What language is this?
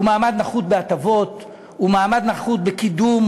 Hebrew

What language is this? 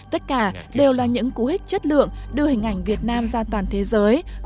Vietnamese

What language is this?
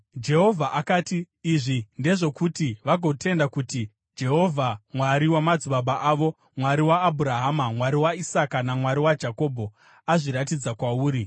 Shona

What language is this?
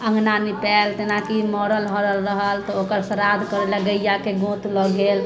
Maithili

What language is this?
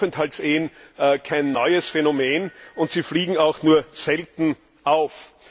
German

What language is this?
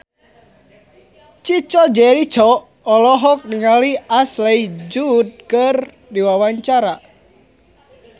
Sundanese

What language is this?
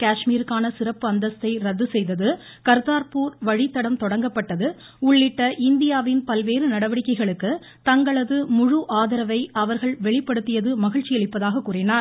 Tamil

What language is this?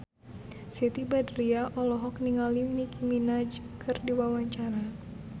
Sundanese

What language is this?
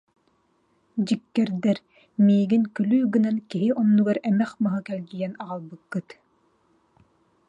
Yakut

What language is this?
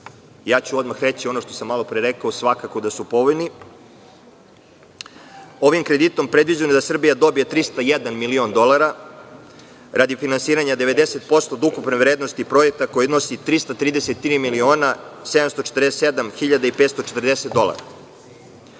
Serbian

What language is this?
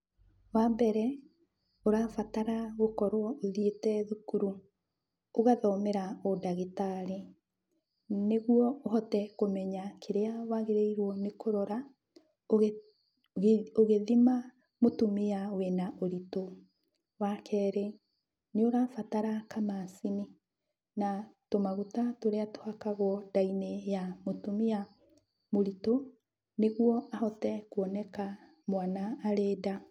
Kikuyu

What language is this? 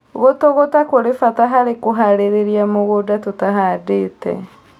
Kikuyu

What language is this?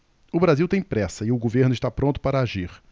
Portuguese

